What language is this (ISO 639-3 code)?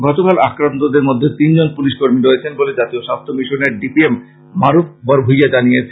ben